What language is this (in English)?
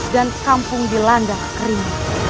Indonesian